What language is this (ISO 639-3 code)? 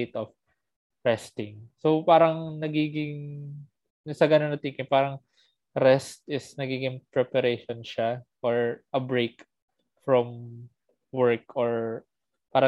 fil